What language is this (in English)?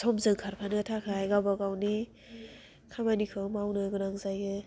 Bodo